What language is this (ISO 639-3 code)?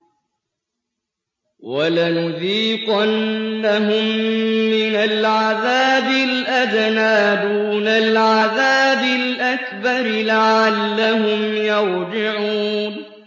ara